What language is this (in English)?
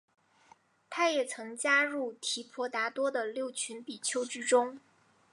Chinese